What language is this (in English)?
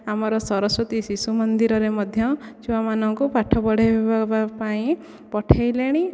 Odia